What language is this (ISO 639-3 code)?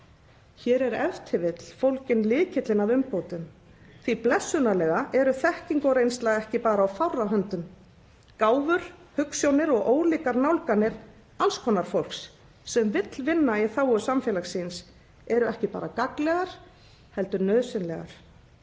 isl